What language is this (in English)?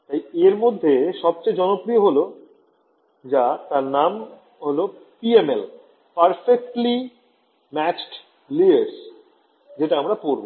Bangla